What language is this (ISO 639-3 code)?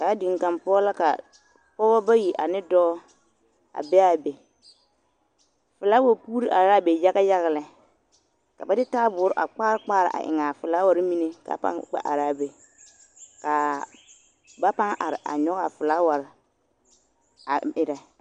dga